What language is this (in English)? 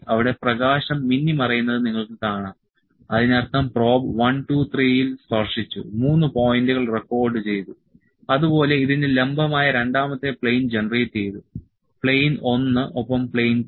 Malayalam